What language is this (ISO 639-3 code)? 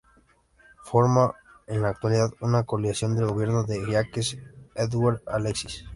spa